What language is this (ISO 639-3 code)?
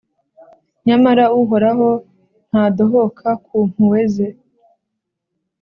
kin